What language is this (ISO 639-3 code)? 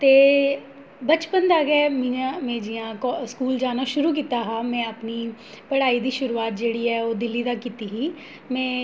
doi